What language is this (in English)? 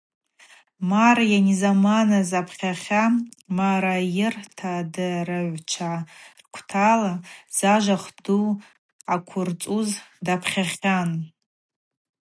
Abaza